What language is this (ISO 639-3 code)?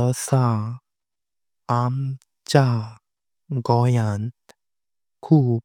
kok